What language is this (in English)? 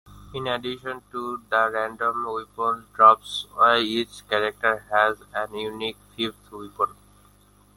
English